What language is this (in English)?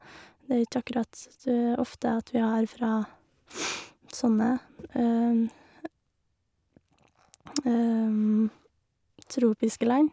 Norwegian